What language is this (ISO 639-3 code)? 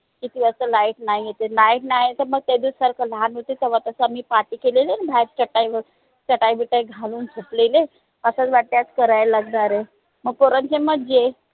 mar